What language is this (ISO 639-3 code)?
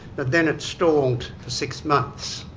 eng